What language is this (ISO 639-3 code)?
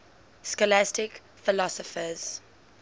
eng